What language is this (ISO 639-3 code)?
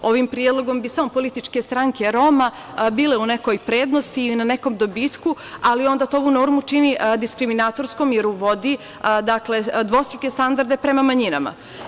srp